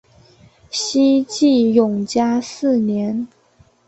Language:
Chinese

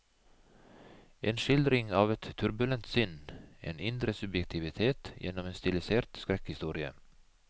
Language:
Norwegian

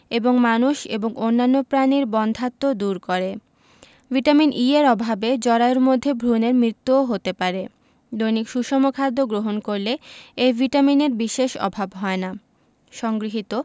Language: Bangla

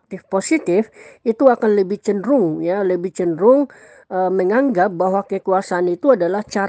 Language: Indonesian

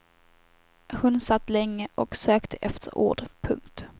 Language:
Swedish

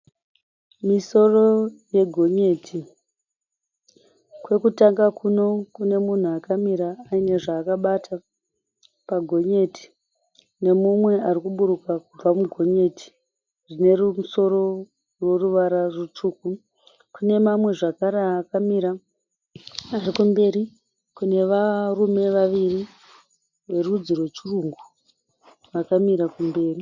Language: Shona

